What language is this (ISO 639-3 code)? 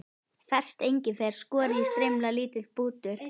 isl